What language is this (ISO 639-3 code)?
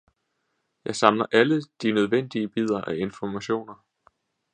dan